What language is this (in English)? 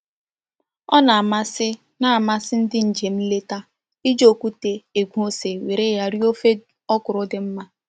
Igbo